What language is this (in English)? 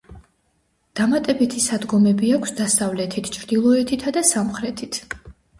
Georgian